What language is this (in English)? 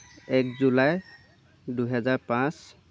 Assamese